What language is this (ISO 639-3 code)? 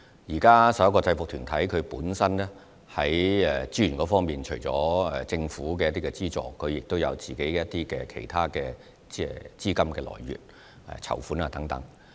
yue